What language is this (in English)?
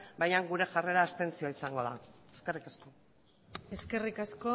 Basque